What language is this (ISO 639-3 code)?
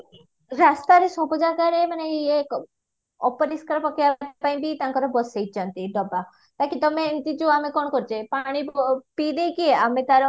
ori